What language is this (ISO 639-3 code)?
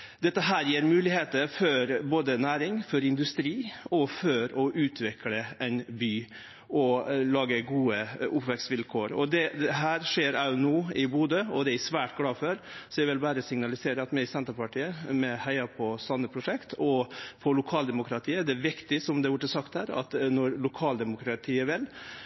nno